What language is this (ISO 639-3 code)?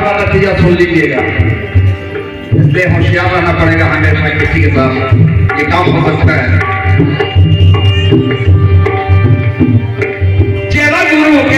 ara